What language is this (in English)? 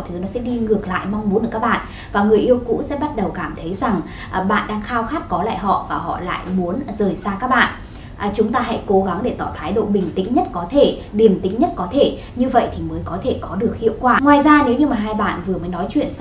Vietnamese